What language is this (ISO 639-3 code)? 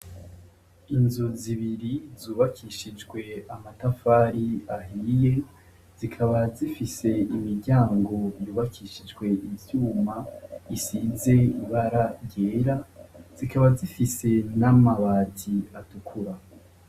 run